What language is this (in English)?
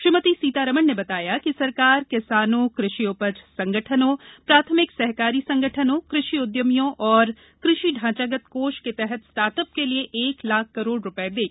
Hindi